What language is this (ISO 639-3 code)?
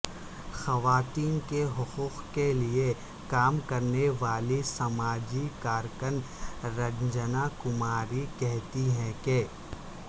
urd